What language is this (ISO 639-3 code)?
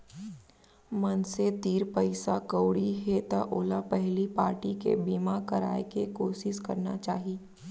hne